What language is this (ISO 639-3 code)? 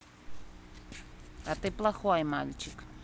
rus